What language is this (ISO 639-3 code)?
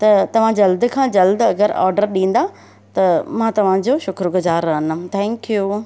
snd